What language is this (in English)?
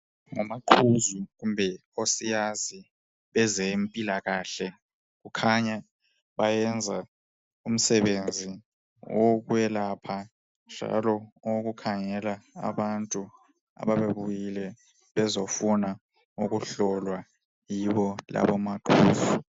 North Ndebele